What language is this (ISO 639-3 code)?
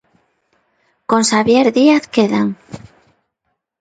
glg